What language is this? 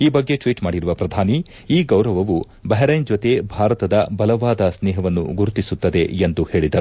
Kannada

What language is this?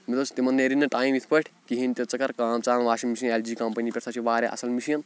Kashmiri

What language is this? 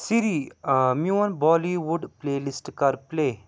Kashmiri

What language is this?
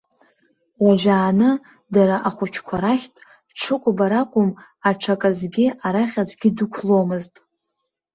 Abkhazian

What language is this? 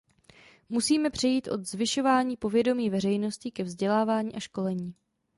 Czech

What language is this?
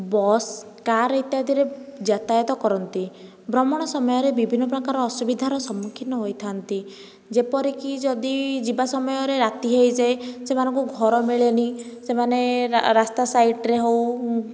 Odia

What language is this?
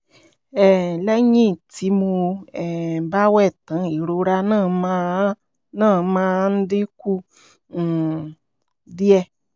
Yoruba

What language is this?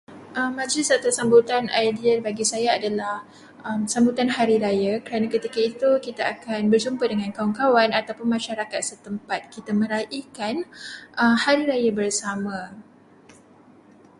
Malay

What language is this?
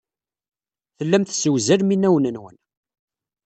Kabyle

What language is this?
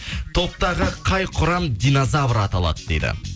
Kazakh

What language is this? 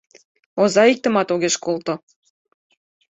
Mari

